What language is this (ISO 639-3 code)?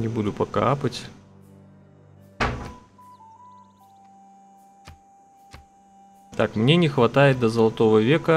rus